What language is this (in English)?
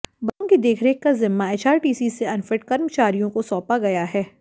Hindi